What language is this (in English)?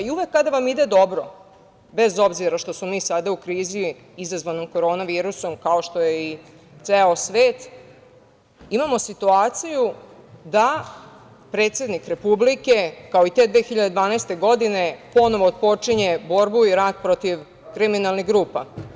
Serbian